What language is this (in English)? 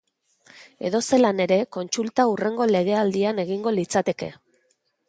Basque